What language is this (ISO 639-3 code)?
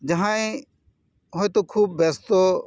sat